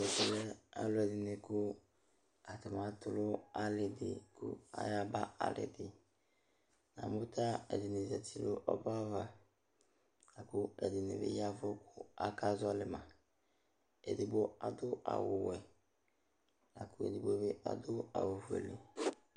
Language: Ikposo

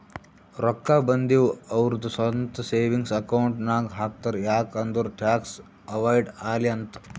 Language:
Kannada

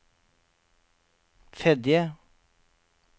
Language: Norwegian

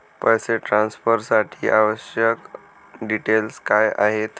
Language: Marathi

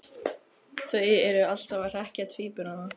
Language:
Icelandic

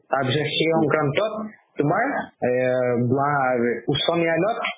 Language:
Assamese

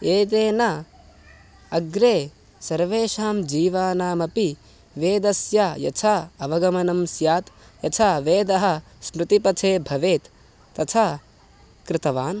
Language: Sanskrit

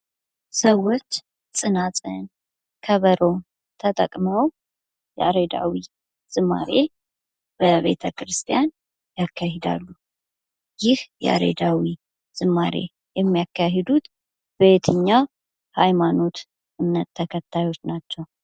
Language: Amharic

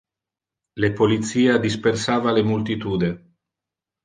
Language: Interlingua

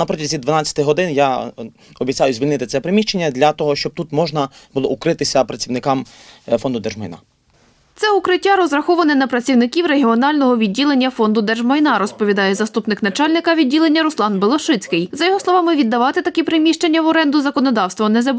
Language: Ukrainian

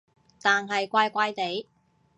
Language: Cantonese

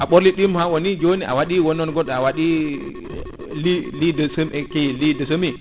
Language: Fula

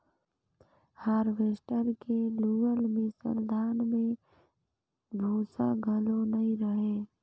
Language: Chhattisgarhi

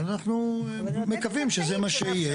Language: Hebrew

